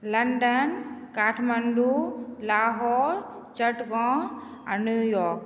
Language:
Maithili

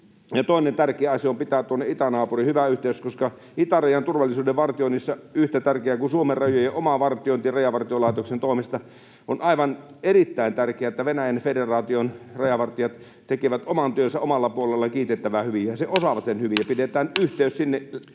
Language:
Finnish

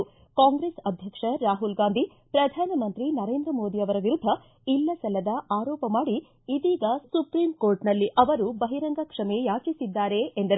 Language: Kannada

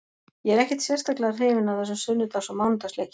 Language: Icelandic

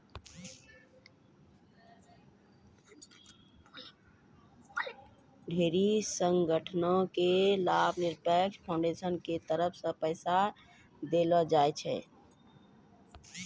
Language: Maithili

